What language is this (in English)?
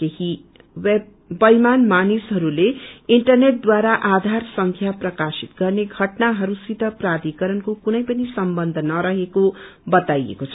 Nepali